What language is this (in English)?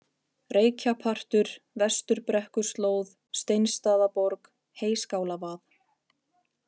Icelandic